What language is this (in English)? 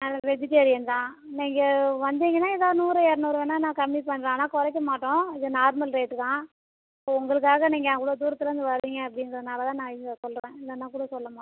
Tamil